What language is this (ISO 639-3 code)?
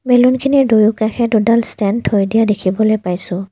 asm